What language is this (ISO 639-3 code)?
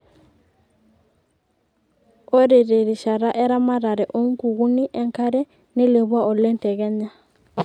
mas